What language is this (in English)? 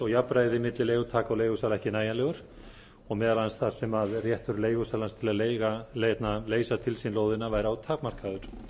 Icelandic